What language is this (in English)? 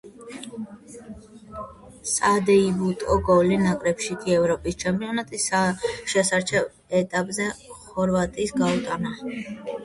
Georgian